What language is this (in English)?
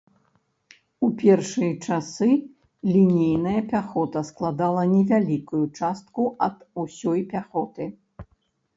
Belarusian